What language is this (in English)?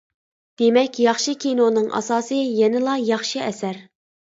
Uyghur